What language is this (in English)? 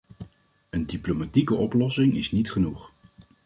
Dutch